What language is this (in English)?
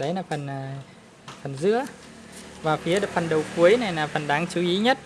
Vietnamese